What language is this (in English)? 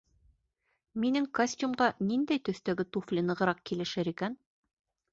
Bashkir